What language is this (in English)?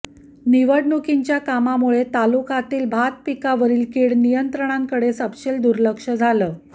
Marathi